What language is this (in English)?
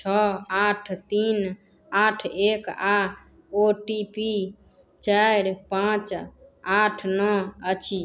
Maithili